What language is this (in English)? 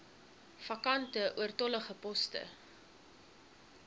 Afrikaans